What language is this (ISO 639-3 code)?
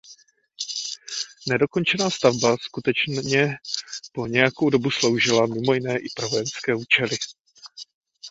ces